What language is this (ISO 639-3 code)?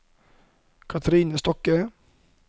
nor